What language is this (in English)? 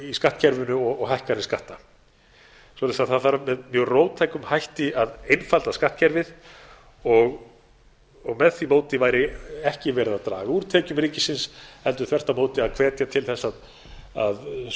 Icelandic